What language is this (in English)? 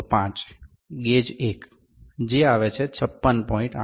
Gujarati